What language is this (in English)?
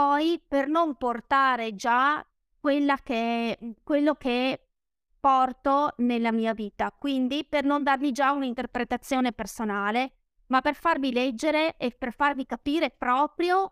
Italian